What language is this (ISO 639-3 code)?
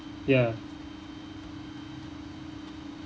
eng